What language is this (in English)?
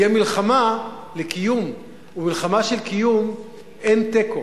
Hebrew